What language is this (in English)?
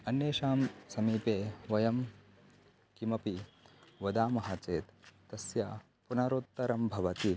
Sanskrit